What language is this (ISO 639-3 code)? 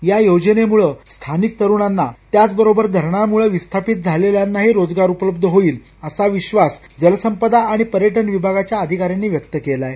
mar